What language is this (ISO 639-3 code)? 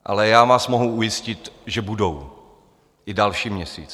ces